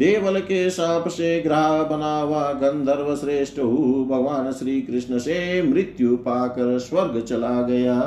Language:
Hindi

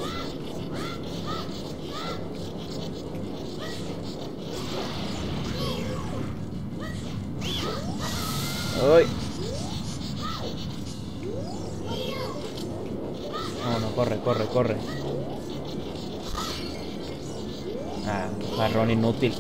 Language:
Spanish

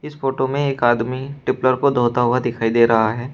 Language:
Hindi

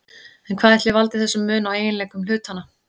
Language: Icelandic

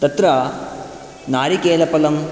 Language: Sanskrit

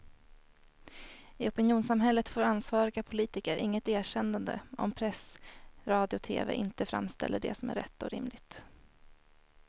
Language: Swedish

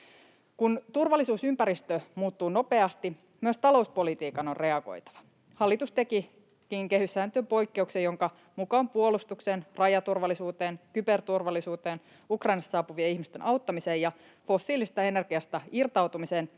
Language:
Finnish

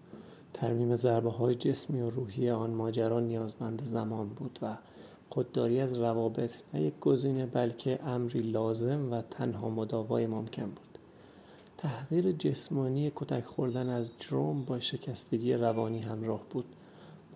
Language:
Persian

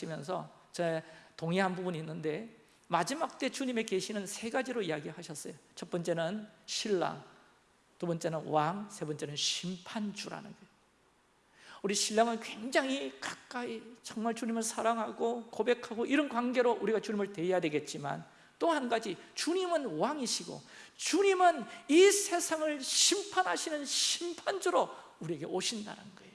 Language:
Korean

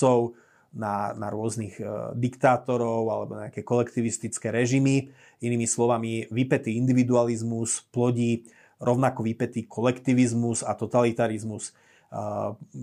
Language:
Slovak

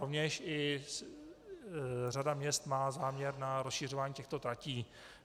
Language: Czech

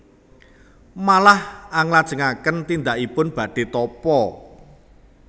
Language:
Javanese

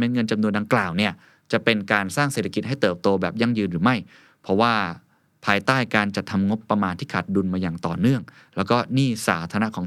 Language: Thai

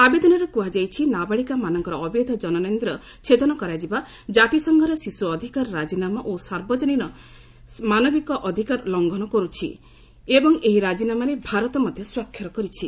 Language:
Odia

